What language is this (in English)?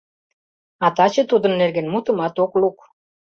Mari